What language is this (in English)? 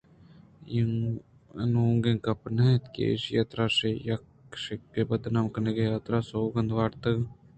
Eastern Balochi